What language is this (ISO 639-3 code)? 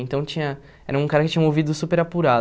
por